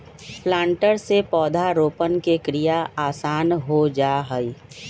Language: Magahi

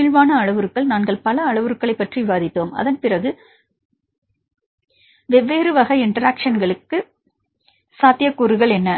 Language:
Tamil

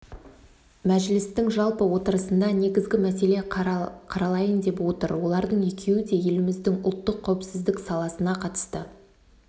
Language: Kazakh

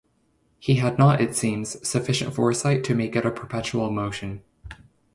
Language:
English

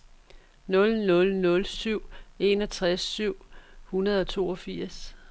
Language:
Danish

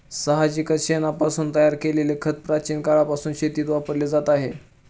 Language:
Marathi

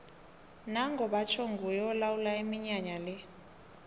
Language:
South Ndebele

